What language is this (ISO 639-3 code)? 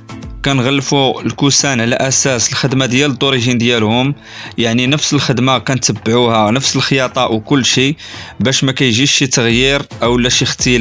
ara